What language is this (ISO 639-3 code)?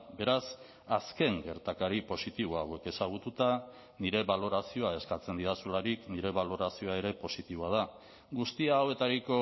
eus